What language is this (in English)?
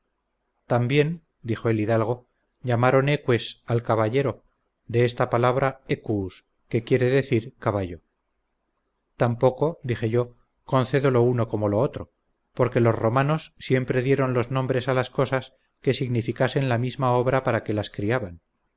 Spanish